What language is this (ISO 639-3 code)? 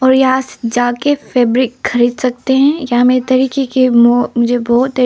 hin